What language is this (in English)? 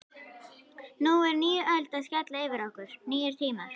Icelandic